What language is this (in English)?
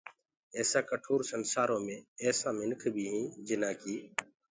Gurgula